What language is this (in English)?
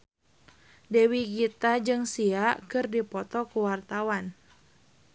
Sundanese